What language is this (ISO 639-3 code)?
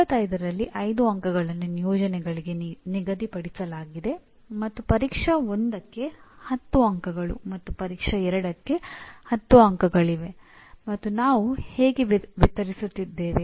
kan